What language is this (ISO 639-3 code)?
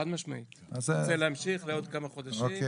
heb